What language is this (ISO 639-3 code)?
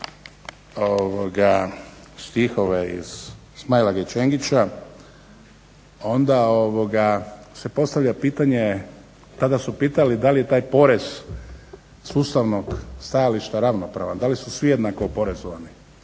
hrv